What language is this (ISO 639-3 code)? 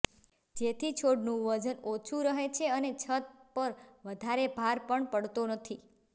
guj